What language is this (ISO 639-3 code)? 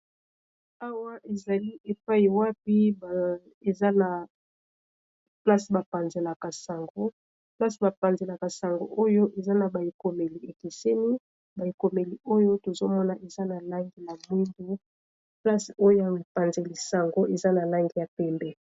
lin